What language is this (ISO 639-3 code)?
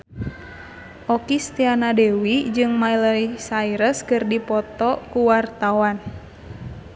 sun